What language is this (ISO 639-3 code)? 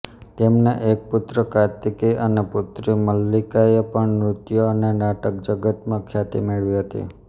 guj